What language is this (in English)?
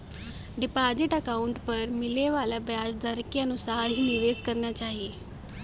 Bhojpuri